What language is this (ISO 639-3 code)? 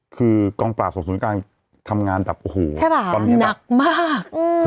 tha